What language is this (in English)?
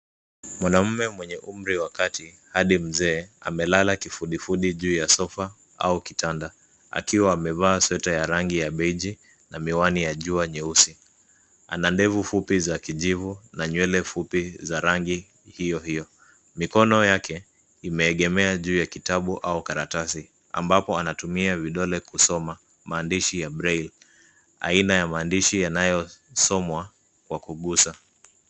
Swahili